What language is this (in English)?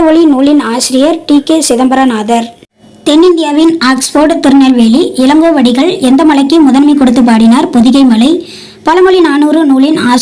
Tamil